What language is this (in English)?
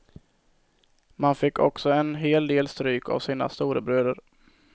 Swedish